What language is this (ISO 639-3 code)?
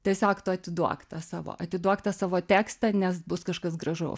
lit